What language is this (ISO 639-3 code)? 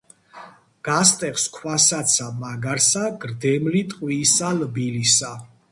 kat